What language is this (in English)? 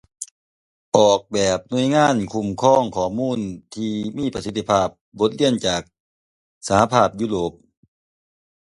Thai